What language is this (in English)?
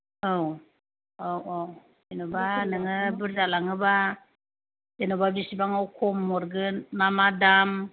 Bodo